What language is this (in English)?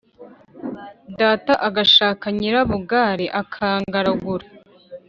Kinyarwanda